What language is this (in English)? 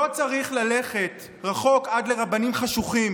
Hebrew